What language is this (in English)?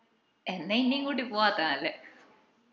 Malayalam